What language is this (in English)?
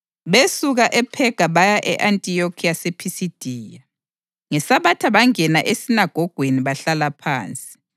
North Ndebele